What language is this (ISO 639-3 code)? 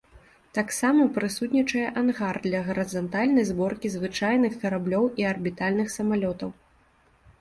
bel